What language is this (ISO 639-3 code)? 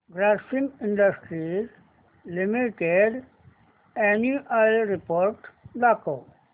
mar